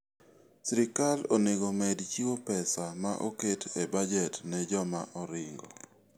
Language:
Luo (Kenya and Tanzania)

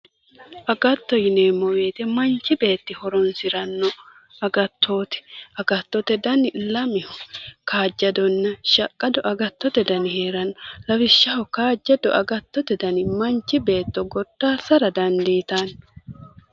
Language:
Sidamo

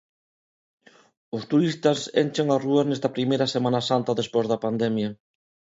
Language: Galician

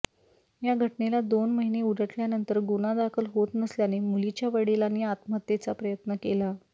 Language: Marathi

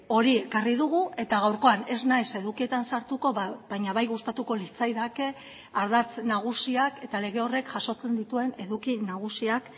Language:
Basque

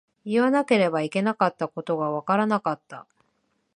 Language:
Japanese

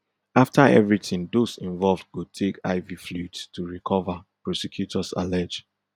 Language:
Nigerian Pidgin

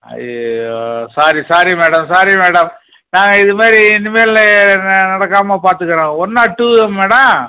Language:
Tamil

